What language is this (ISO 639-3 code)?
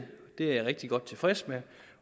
dan